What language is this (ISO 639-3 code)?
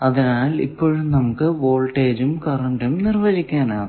mal